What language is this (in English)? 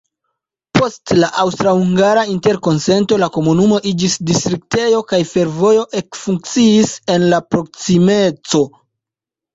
Esperanto